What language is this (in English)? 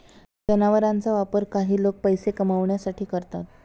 Marathi